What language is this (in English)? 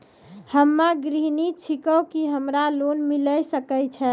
Maithili